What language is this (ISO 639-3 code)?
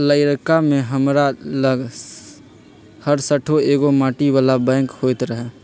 mag